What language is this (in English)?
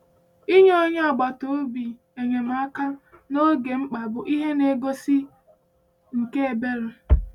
Igbo